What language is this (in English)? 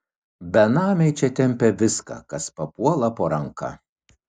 Lithuanian